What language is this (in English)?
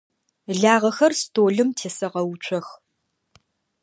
Adyghe